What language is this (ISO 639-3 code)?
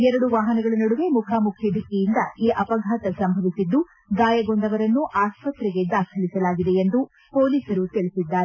kan